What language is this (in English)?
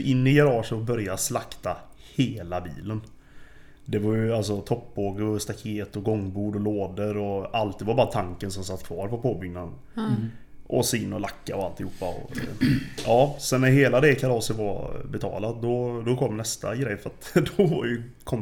Swedish